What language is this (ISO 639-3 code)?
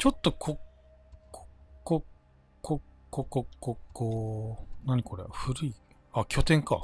jpn